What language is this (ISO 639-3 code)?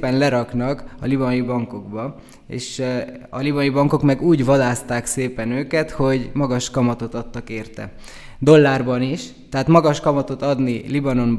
hun